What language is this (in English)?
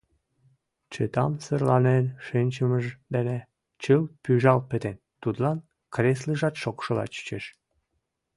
Mari